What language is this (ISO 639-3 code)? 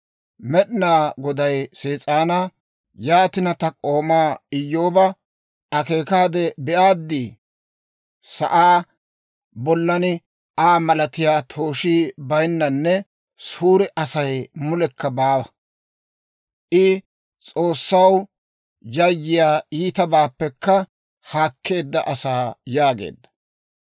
dwr